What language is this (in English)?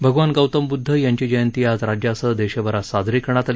Marathi